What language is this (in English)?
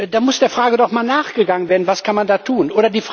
German